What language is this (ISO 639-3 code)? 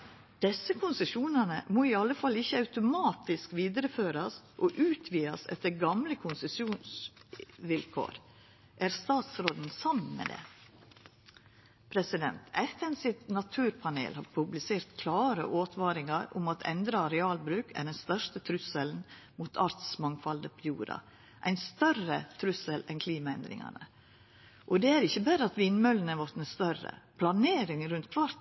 nno